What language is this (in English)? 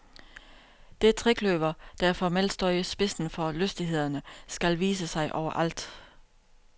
Danish